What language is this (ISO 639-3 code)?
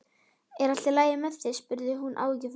isl